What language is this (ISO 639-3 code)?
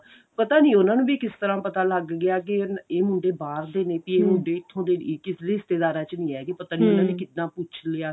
pan